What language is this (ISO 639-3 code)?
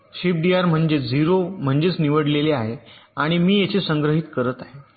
mar